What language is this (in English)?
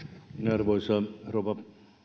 Finnish